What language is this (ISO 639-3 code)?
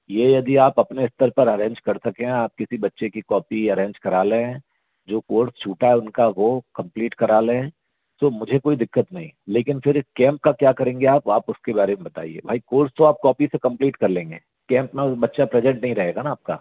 hin